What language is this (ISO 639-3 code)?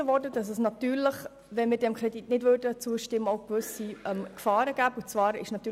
gsw